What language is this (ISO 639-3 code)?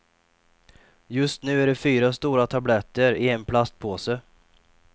swe